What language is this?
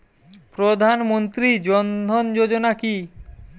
Bangla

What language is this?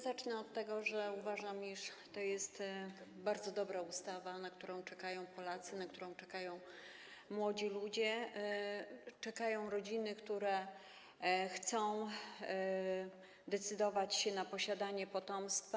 Polish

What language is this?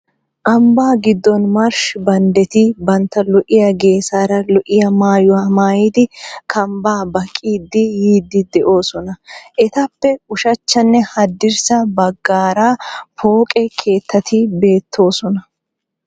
Wolaytta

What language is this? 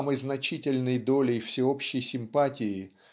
Russian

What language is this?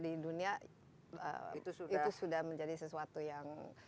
Indonesian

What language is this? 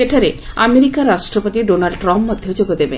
Odia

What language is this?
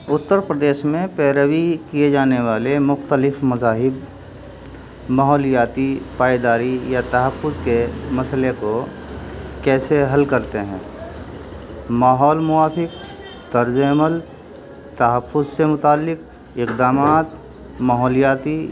Urdu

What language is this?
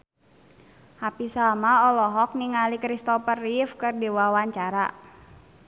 Sundanese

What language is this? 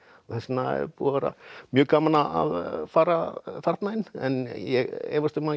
Icelandic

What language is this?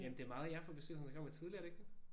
Danish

